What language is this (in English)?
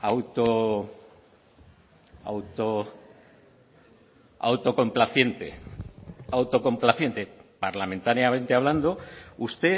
Spanish